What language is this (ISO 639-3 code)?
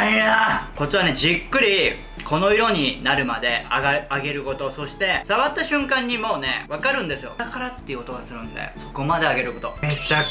jpn